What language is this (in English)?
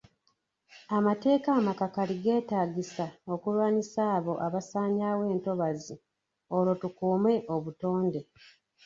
Ganda